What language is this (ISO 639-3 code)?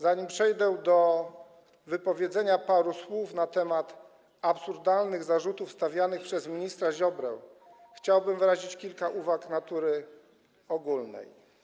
pol